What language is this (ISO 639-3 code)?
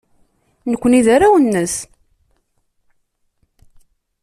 kab